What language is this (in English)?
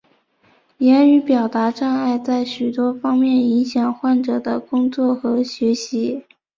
Chinese